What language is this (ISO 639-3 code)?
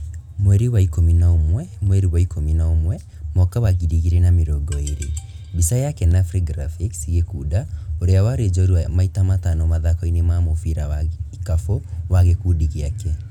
kik